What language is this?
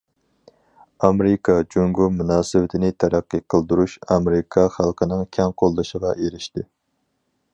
Uyghur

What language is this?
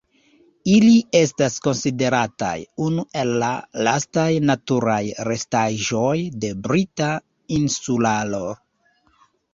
Esperanto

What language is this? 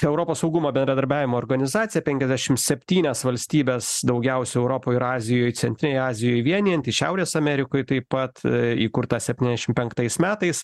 Lithuanian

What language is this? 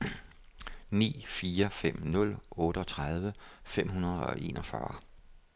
Danish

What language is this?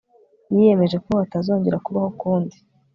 Kinyarwanda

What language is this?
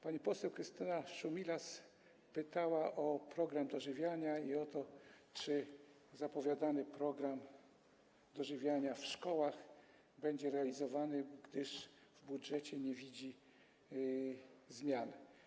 Polish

